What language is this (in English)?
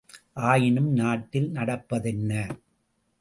Tamil